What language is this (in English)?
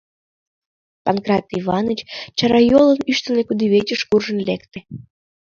Mari